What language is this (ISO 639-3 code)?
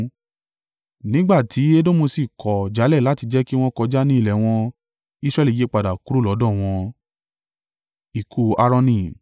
yor